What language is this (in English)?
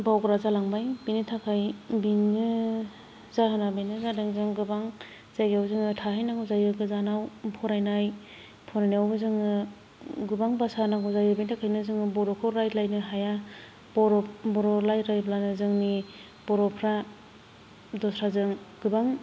Bodo